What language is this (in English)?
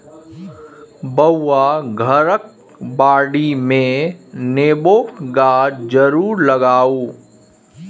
Maithili